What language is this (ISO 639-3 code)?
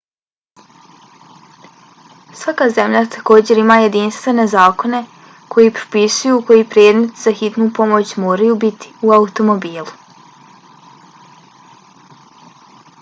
bos